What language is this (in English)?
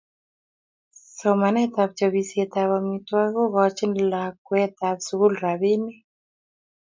Kalenjin